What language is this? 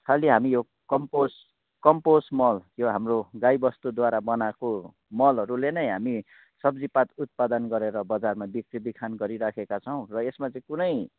Nepali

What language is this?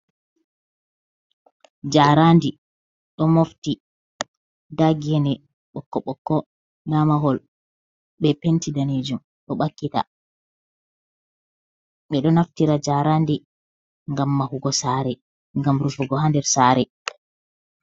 Fula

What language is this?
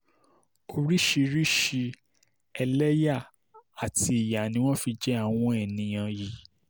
Yoruba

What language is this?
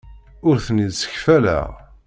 Kabyle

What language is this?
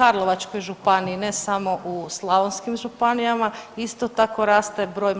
Croatian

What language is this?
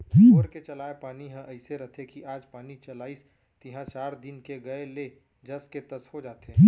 Chhattisgarhi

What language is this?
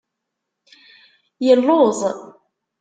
Kabyle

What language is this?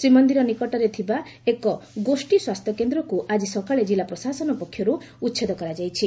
Odia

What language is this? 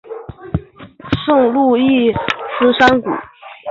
Chinese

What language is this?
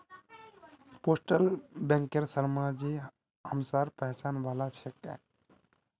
Magahi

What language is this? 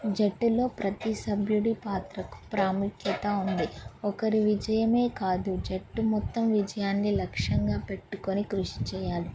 Telugu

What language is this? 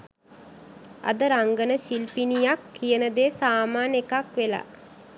Sinhala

